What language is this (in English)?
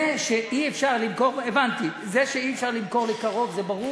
Hebrew